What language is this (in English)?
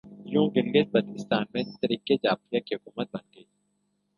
Urdu